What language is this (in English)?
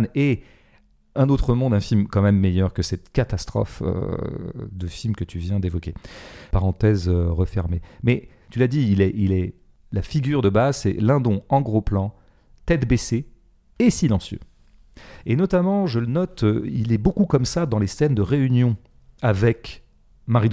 French